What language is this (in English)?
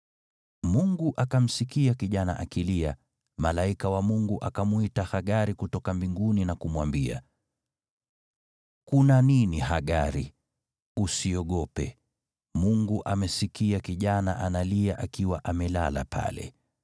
Swahili